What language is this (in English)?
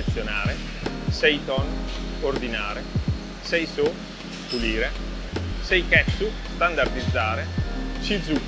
Italian